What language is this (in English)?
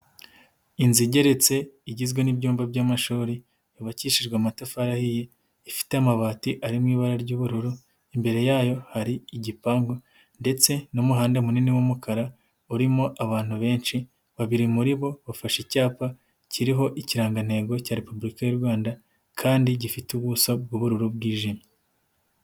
Kinyarwanda